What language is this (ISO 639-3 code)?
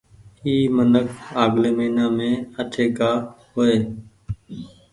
gig